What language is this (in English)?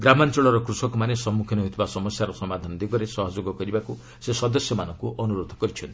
Odia